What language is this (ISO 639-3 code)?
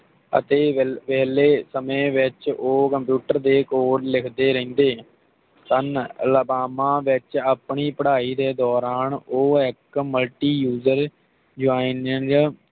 pan